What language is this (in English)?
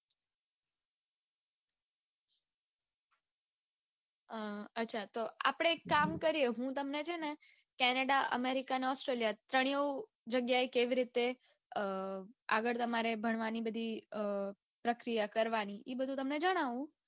Gujarati